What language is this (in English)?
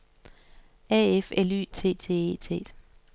Danish